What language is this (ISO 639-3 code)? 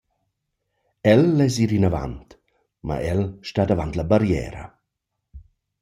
roh